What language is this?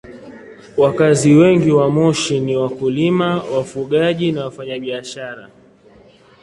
Swahili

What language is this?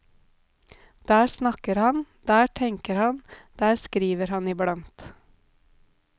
Norwegian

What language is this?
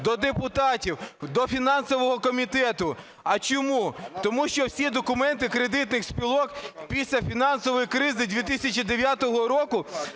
Ukrainian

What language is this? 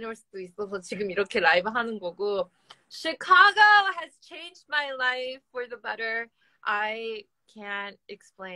Korean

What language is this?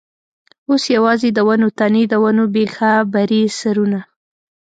Pashto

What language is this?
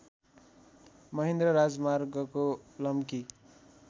Nepali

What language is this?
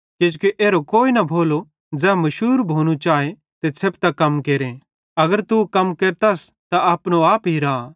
Bhadrawahi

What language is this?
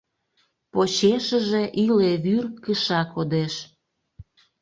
Mari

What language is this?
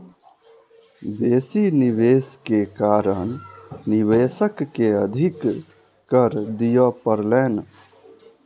Maithili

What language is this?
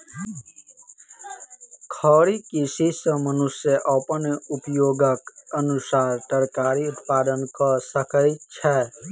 Maithili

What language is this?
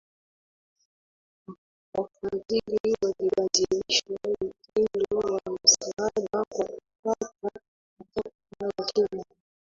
Swahili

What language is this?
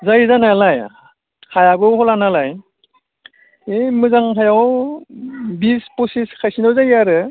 Bodo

